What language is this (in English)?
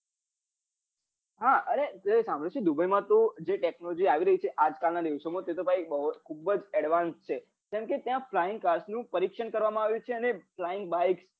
Gujarati